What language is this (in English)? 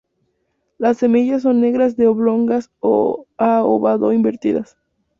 Spanish